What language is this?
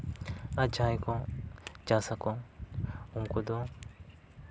Santali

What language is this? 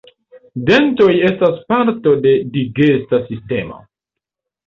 Esperanto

